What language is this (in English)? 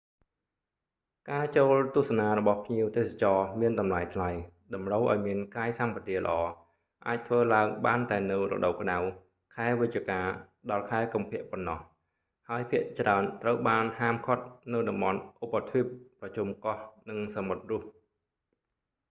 Khmer